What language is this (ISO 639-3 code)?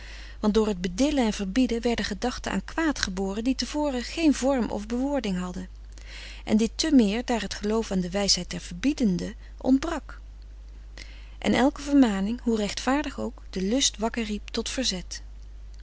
nld